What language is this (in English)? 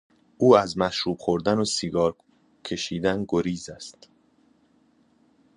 Persian